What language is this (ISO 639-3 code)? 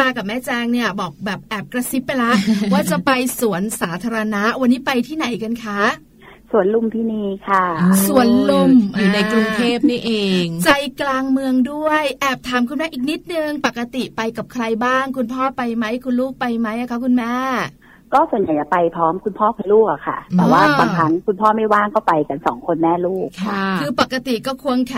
tha